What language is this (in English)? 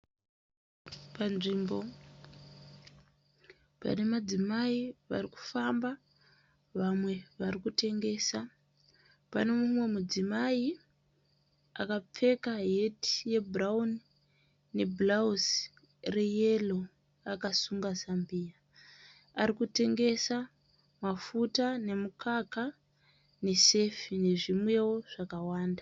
Shona